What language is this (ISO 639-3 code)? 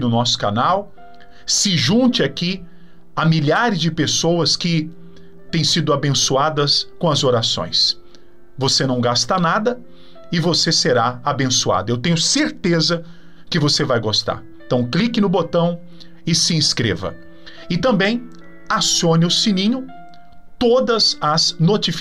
por